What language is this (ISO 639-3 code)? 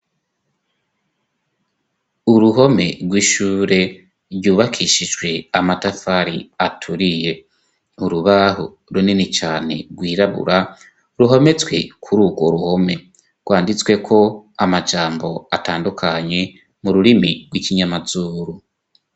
run